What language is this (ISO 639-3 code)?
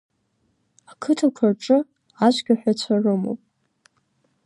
abk